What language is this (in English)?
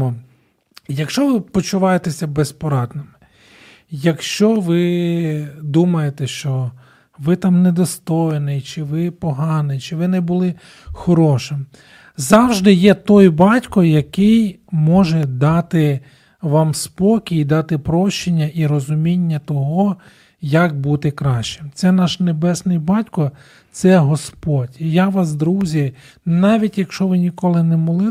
Ukrainian